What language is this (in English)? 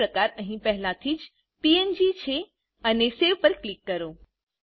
Gujarati